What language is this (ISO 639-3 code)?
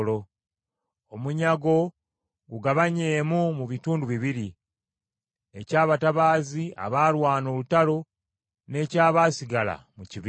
lug